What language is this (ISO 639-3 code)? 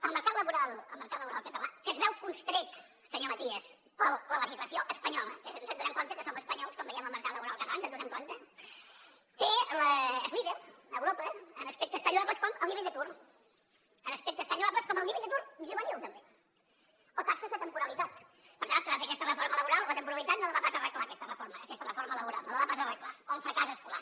cat